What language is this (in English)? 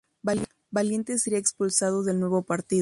Spanish